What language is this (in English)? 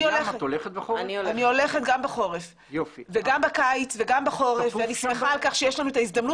Hebrew